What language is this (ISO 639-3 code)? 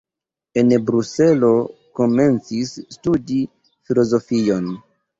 epo